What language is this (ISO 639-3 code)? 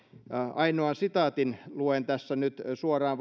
fin